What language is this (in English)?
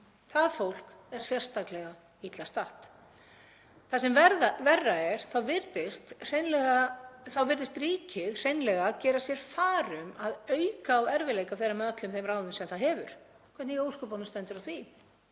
Icelandic